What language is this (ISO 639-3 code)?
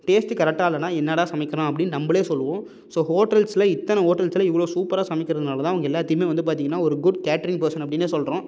tam